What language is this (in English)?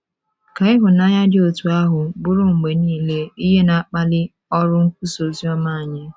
Igbo